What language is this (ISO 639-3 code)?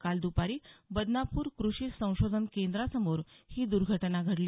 mar